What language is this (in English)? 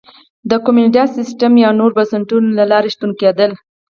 Pashto